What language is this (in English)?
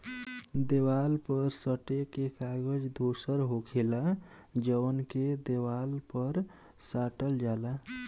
Bhojpuri